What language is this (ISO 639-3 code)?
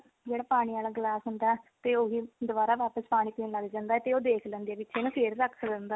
pan